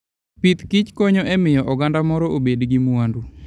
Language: Luo (Kenya and Tanzania)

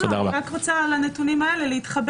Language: Hebrew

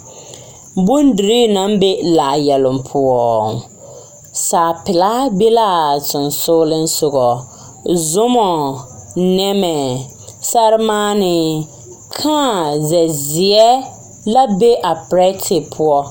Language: Southern Dagaare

